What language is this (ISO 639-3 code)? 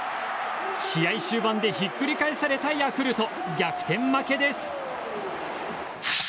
jpn